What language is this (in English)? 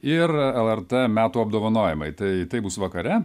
Lithuanian